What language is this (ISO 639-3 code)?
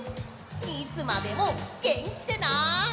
jpn